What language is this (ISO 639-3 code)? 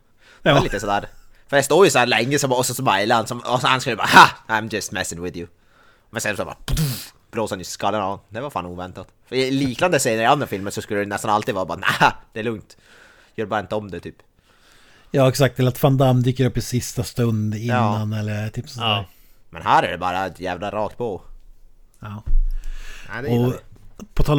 swe